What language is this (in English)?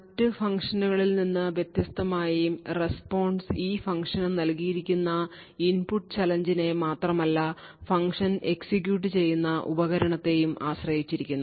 Malayalam